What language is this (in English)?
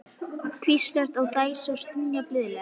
Icelandic